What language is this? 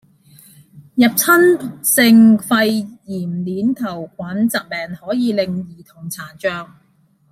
Cantonese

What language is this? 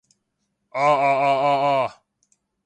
Cantonese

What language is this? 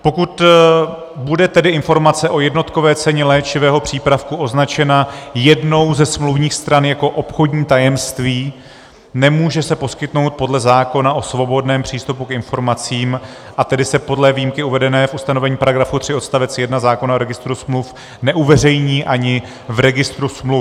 Czech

